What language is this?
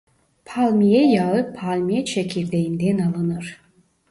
Turkish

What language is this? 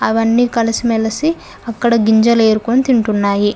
Telugu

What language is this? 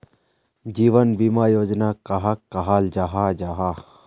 Magahi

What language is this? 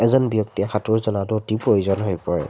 Assamese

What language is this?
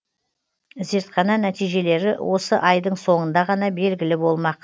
Kazakh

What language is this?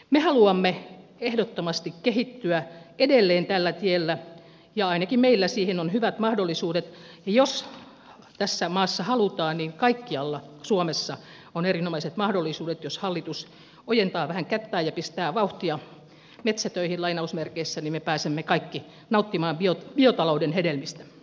Finnish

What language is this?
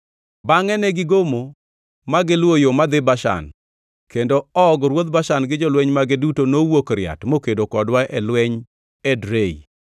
Luo (Kenya and Tanzania)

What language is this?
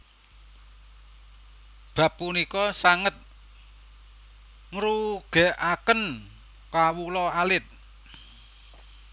Javanese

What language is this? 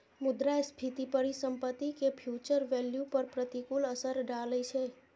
Maithili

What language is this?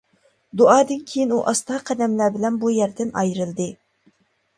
Uyghur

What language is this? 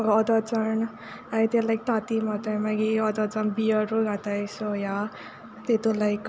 Konkani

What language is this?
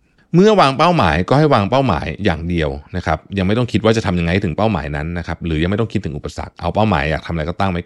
Thai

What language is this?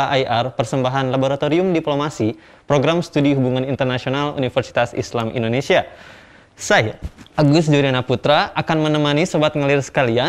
Indonesian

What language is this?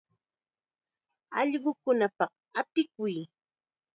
Chiquián Ancash Quechua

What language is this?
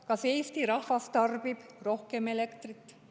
Estonian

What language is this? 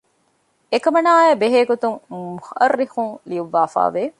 Divehi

